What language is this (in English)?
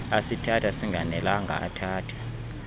Xhosa